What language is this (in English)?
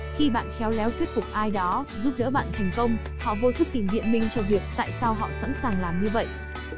Vietnamese